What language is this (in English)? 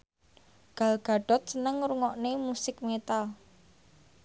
Javanese